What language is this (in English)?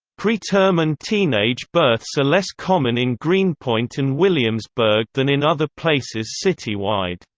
English